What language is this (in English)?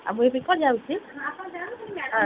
Odia